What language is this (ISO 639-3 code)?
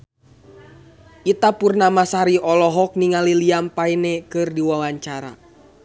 sun